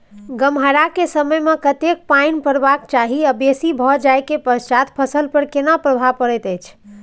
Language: Maithili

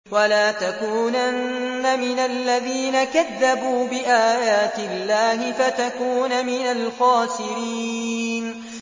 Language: Arabic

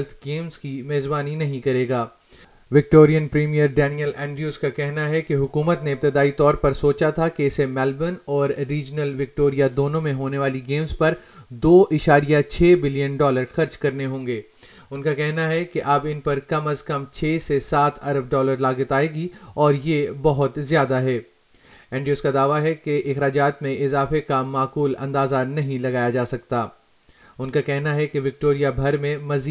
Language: Urdu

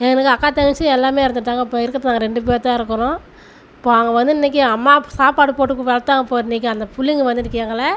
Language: Tamil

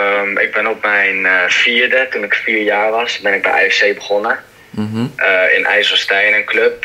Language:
Dutch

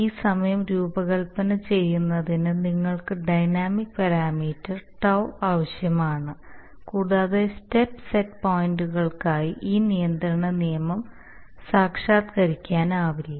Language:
Malayalam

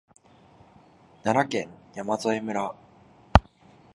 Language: Japanese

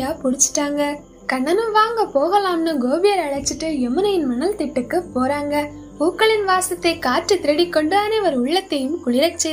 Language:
Hindi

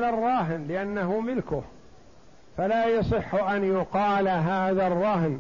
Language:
Arabic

